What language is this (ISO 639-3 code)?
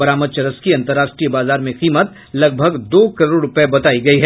hin